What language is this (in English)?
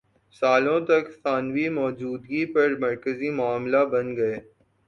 Urdu